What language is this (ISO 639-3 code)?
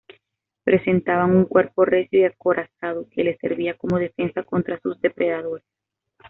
spa